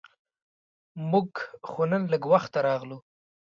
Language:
Pashto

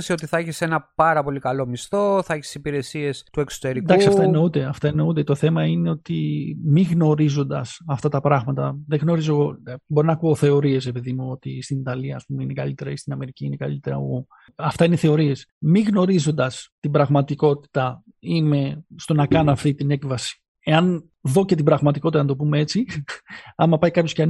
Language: Greek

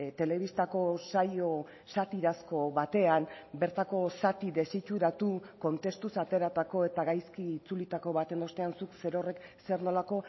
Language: Basque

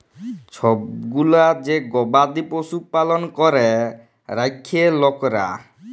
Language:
Bangla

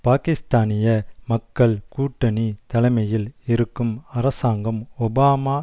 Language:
Tamil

